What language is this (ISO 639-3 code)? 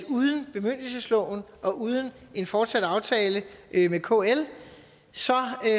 dan